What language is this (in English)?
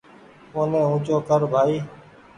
Goaria